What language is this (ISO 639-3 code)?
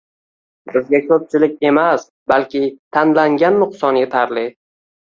uzb